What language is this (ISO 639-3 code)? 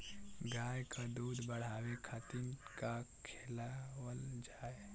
bho